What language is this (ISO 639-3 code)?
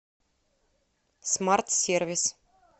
rus